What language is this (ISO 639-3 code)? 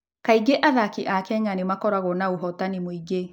kik